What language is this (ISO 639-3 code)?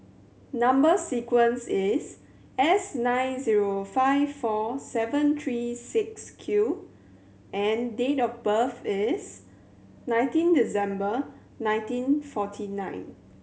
eng